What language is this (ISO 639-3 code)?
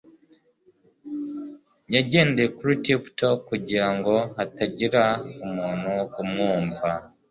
kin